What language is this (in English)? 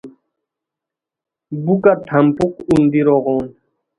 Khowar